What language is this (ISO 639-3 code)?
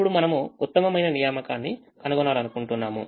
tel